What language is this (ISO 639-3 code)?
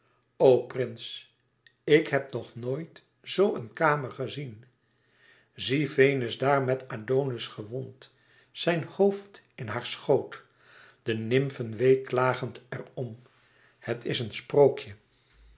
nld